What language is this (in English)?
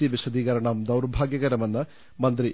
Malayalam